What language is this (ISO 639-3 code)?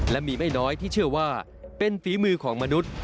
tha